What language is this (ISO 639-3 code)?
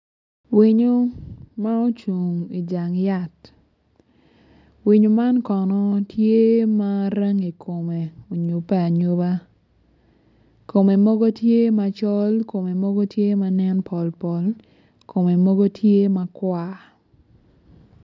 ach